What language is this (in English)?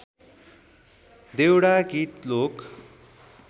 Nepali